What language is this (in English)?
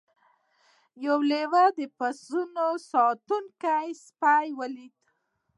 Pashto